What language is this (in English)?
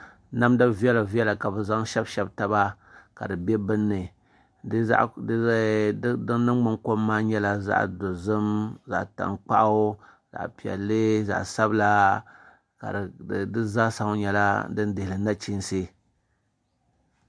Dagbani